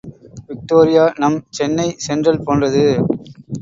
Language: Tamil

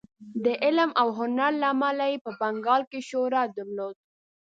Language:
Pashto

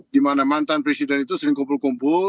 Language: Indonesian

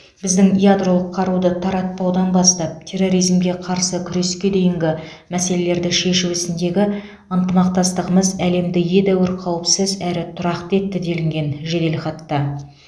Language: Kazakh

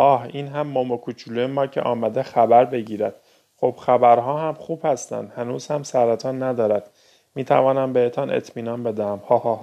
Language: Persian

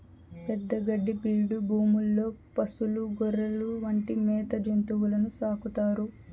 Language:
Telugu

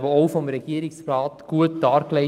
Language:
Swiss German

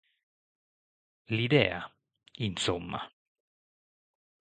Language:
Italian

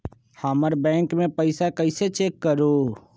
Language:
Magahi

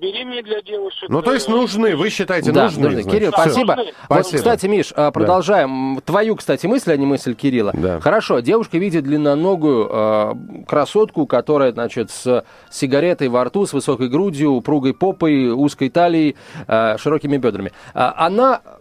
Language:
Russian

